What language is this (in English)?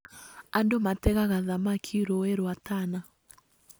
Kikuyu